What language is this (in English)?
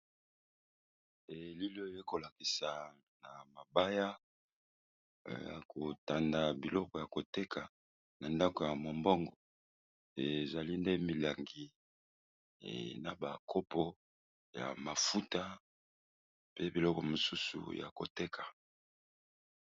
Lingala